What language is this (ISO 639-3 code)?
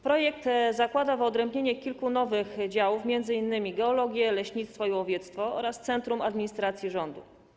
pol